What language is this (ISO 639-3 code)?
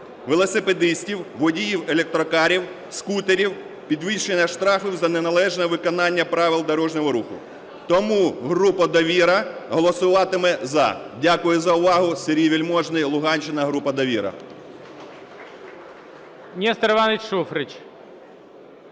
ukr